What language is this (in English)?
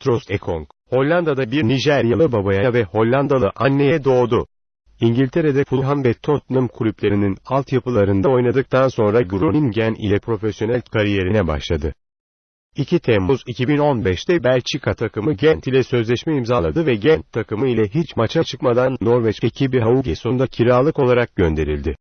Turkish